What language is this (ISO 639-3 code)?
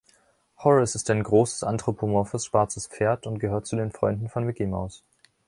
deu